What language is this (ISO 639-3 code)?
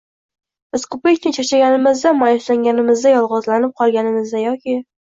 uzb